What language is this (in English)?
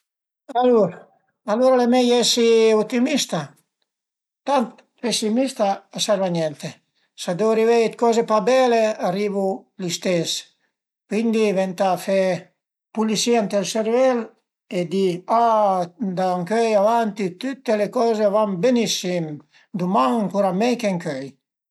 Piedmontese